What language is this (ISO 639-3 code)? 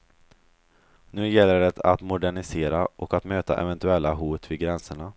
swe